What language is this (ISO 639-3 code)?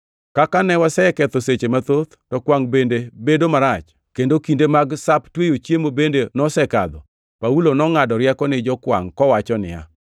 luo